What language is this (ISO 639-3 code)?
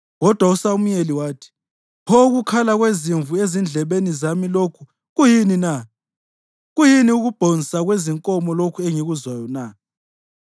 nde